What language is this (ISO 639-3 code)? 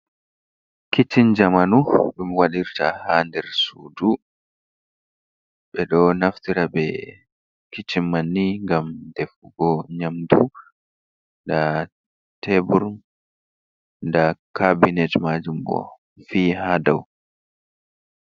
ful